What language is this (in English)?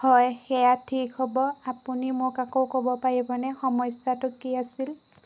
Assamese